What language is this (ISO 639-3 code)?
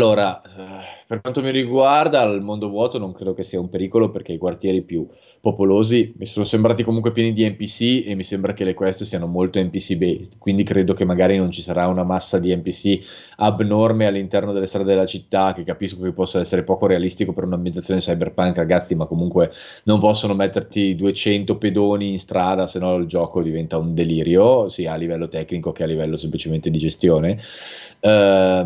ita